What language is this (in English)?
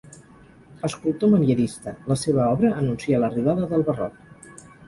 Catalan